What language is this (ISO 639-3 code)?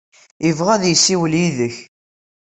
kab